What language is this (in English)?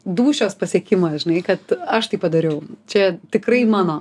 Lithuanian